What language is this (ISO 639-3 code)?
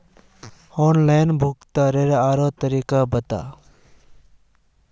mag